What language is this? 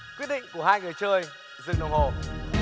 Vietnamese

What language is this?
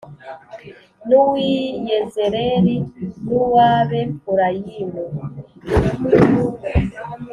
Kinyarwanda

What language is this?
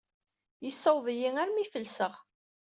Kabyle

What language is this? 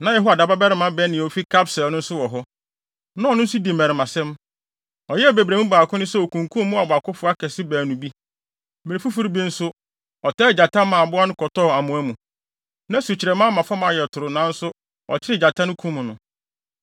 Akan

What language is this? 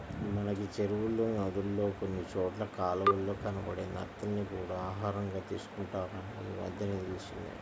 Telugu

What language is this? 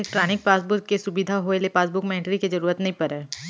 Chhattisgarhi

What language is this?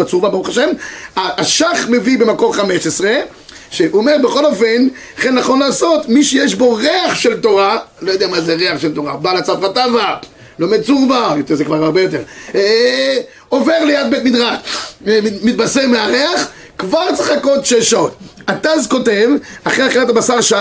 Hebrew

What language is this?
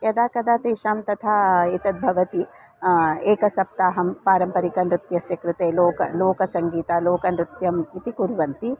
Sanskrit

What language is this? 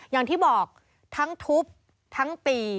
Thai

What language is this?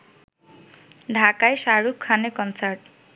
Bangla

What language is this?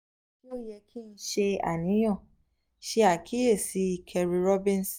Yoruba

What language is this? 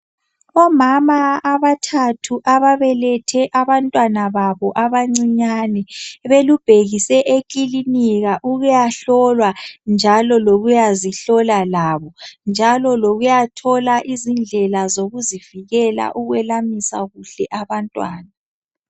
North Ndebele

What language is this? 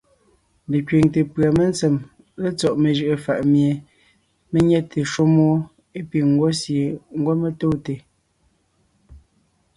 Ngiemboon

